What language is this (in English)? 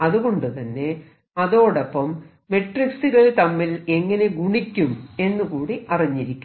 Malayalam